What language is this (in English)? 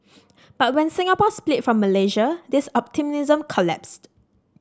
English